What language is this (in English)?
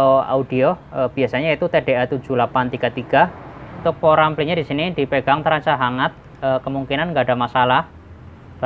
Indonesian